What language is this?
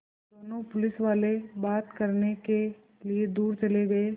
Hindi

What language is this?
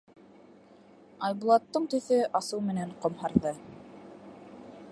Bashkir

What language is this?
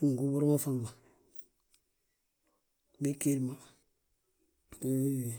Balanta-Ganja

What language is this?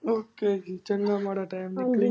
Punjabi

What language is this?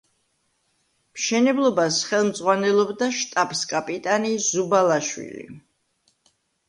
Georgian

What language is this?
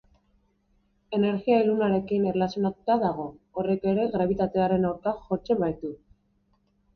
Basque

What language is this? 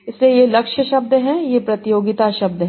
Hindi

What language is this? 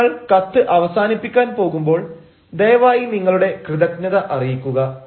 Malayalam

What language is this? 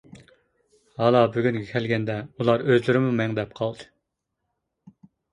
Uyghur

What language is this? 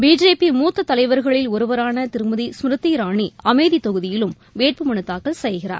Tamil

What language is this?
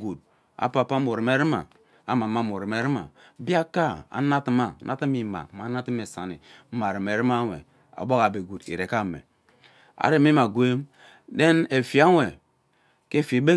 Ubaghara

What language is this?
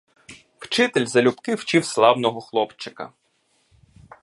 Ukrainian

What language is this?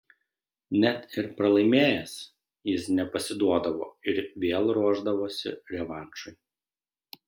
Lithuanian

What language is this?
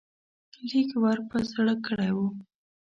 Pashto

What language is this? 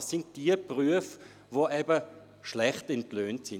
Swiss German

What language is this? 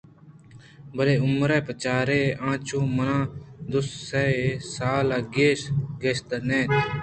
Eastern Balochi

